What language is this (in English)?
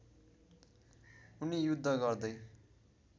Nepali